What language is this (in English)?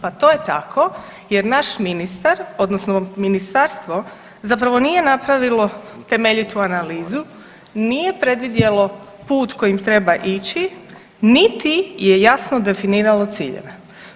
Croatian